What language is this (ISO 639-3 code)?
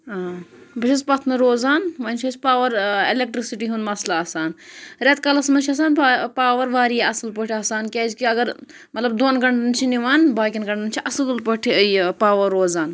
kas